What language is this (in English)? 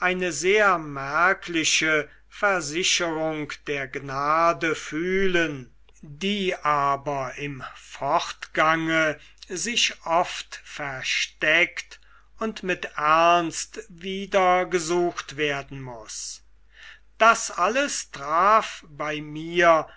German